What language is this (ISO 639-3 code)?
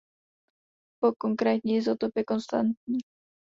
ces